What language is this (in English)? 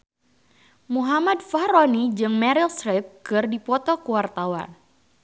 Sundanese